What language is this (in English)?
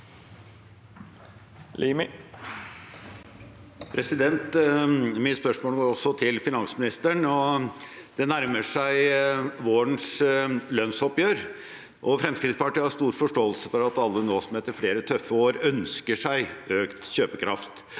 Norwegian